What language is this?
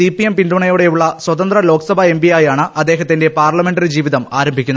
Malayalam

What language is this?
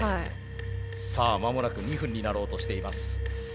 Japanese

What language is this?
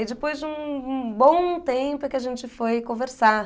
Portuguese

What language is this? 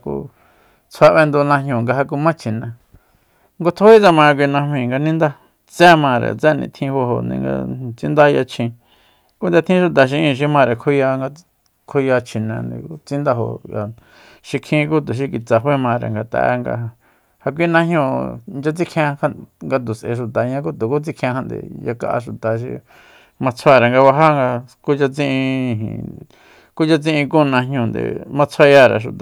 Soyaltepec Mazatec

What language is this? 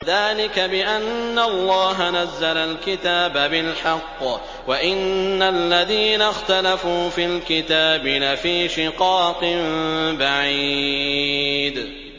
Arabic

